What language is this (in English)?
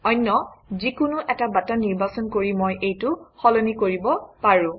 Assamese